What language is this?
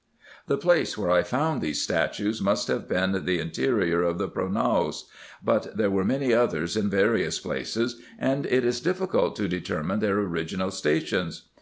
English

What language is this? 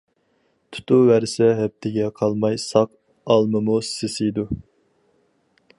Uyghur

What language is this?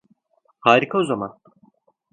Turkish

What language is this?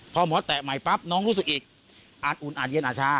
Thai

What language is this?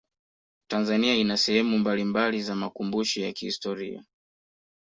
Swahili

